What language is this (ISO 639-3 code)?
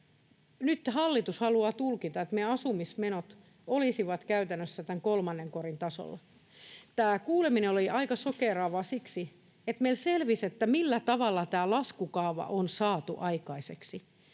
fin